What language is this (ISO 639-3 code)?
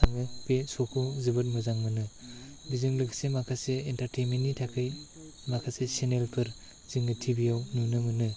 brx